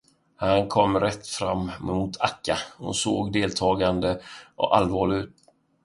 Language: Swedish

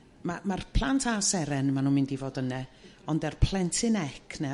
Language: Welsh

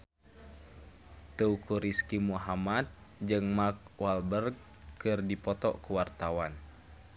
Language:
Sundanese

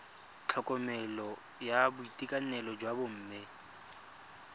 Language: Tswana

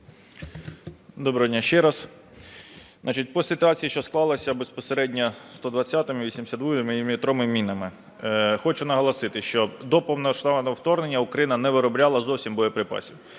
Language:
Ukrainian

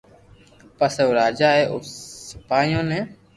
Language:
Loarki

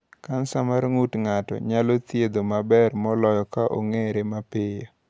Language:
Luo (Kenya and Tanzania)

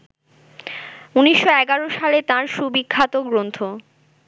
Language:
Bangla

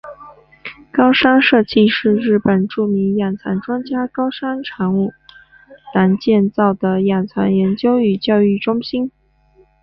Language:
Chinese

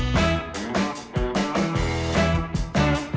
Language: Thai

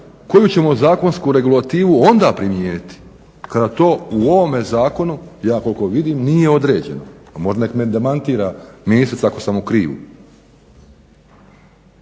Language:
Croatian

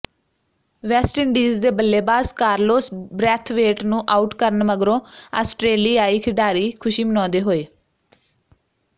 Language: Punjabi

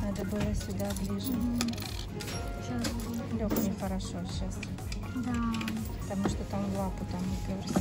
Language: Russian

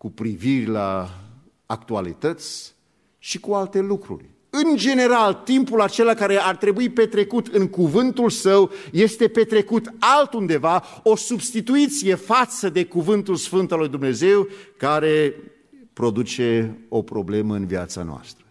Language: Romanian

